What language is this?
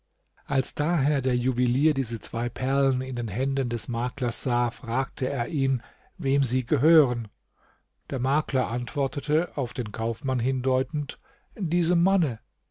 German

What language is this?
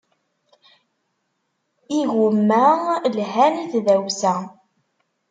Kabyle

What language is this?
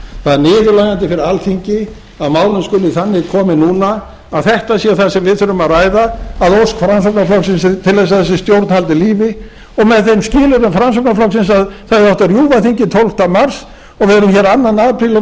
Icelandic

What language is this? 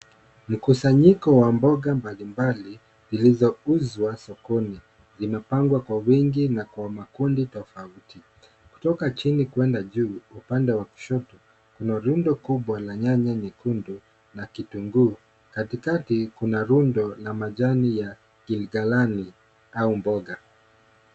Swahili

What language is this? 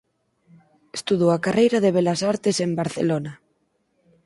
Galician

